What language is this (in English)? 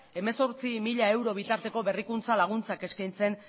Basque